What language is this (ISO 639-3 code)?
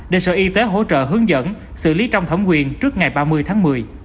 vie